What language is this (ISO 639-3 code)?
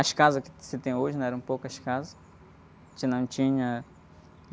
por